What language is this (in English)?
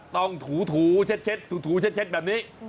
Thai